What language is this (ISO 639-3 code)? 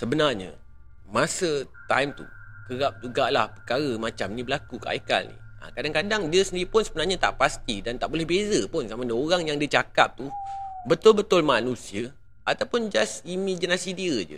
msa